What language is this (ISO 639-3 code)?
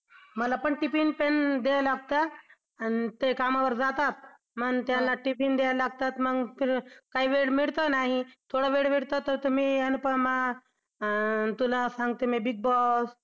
mar